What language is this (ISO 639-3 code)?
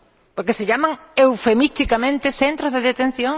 spa